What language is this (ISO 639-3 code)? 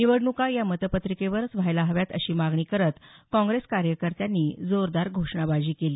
mar